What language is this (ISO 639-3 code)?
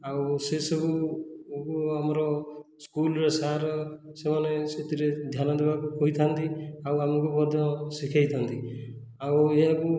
ori